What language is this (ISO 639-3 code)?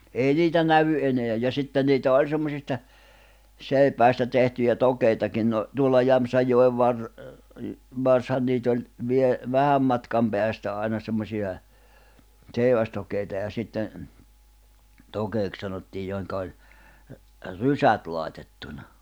fin